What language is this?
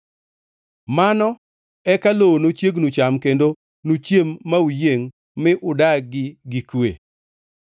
Luo (Kenya and Tanzania)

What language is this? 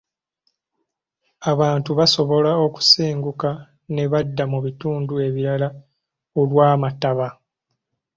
Ganda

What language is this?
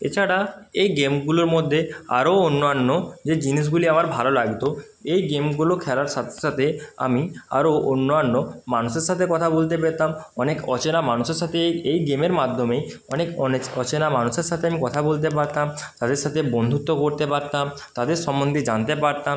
Bangla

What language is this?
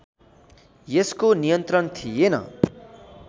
Nepali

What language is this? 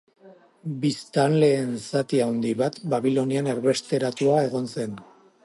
Basque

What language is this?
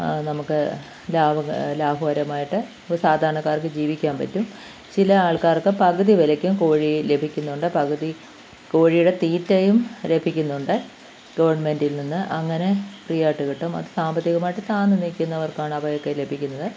Malayalam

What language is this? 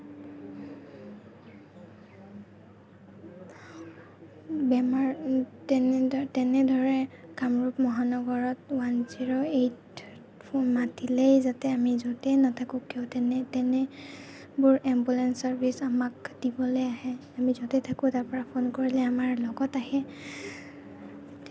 Assamese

